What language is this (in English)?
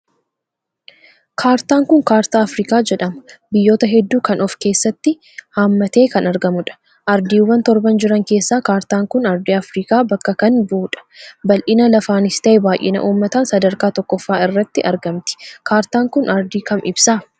Oromo